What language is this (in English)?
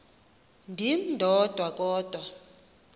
Xhosa